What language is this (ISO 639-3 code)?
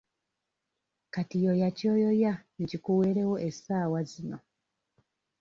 lug